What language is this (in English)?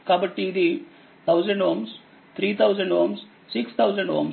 Telugu